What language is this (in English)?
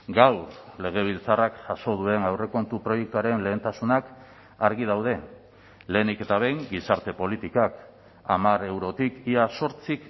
Basque